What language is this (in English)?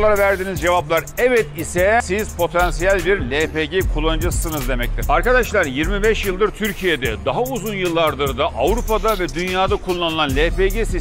Turkish